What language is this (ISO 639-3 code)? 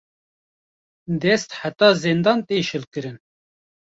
kur